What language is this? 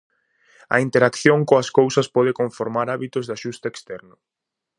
Galician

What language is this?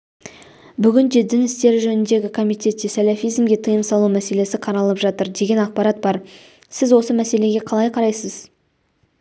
Kazakh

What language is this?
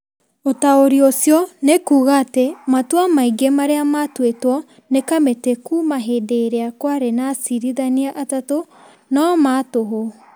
Kikuyu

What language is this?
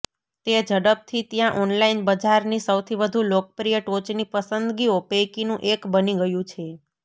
Gujarati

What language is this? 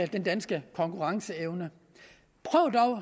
Danish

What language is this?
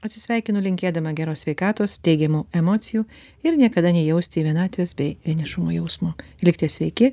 Lithuanian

